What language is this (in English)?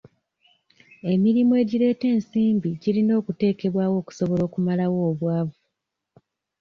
Ganda